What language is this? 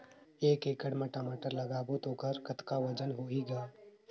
Chhattisgarhi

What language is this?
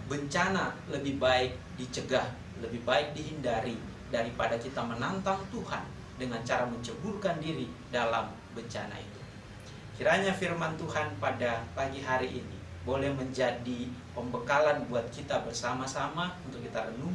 Indonesian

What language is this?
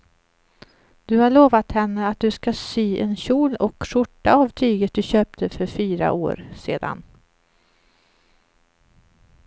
Swedish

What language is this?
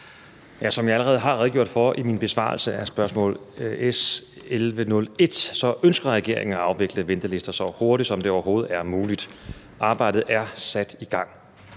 Danish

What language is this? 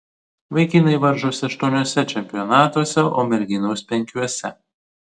Lithuanian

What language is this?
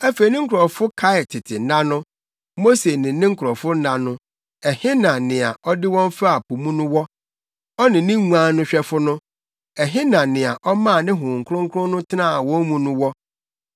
Akan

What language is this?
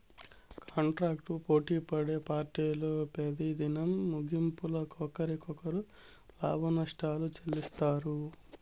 Telugu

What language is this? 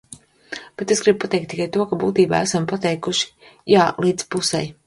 Latvian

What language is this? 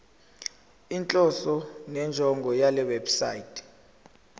Zulu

